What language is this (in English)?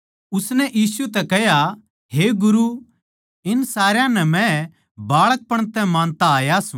Haryanvi